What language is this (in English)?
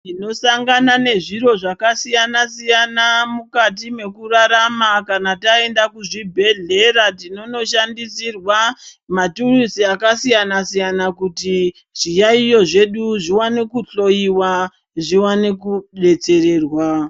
Ndau